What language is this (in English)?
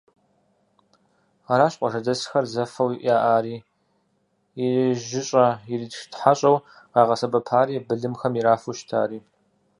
Kabardian